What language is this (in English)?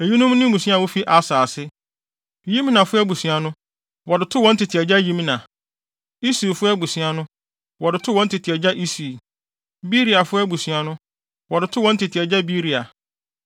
Akan